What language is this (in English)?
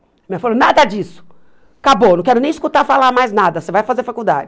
Portuguese